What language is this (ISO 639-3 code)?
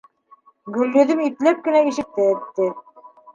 bak